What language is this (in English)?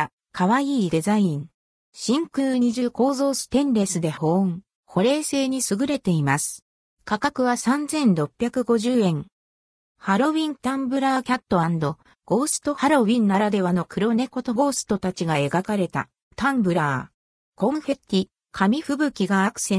Japanese